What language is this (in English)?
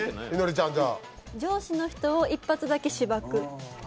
Japanese